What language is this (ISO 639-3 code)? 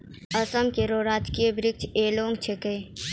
mai